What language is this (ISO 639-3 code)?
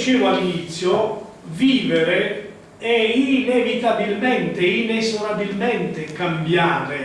ita